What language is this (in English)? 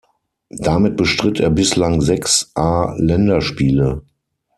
German